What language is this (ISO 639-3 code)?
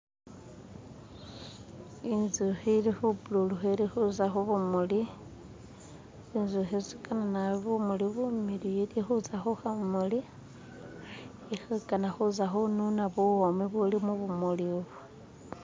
myx